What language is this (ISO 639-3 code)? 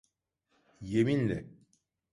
tur